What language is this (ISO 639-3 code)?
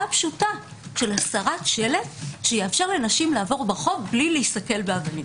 heb